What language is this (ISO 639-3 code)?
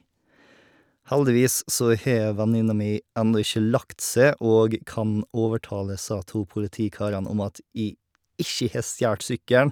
nor